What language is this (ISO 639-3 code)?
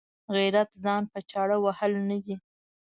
pus